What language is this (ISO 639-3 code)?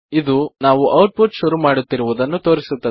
kan